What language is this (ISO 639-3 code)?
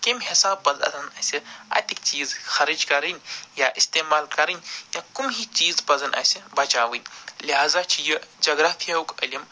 kas